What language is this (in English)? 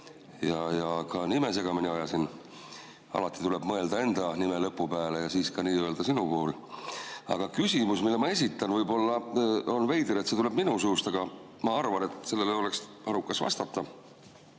Estonian